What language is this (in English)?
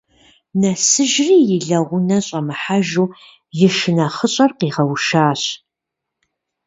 Kabardian